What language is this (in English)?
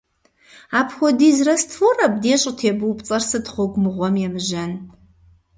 Kabardian